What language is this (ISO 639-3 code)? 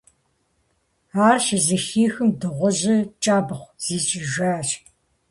kbd